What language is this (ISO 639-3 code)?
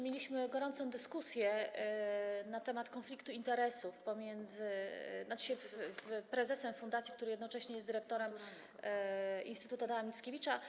pol